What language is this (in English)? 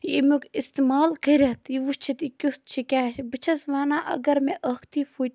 Kashmiri